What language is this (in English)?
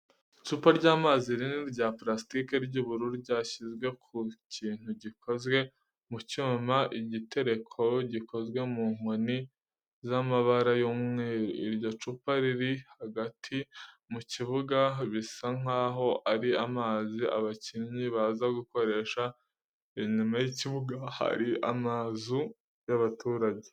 Kinyarwanda